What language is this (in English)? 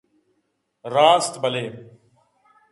Eastern Balochi